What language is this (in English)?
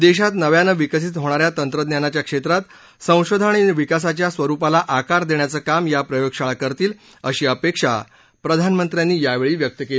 Marathi